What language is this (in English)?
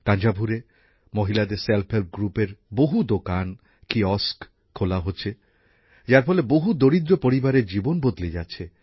Bangla